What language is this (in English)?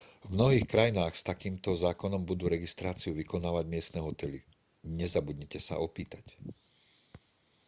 Slovak